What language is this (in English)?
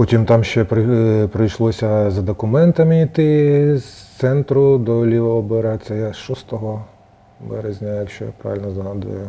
Ukrainian